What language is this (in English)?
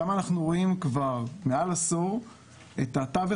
Hebrew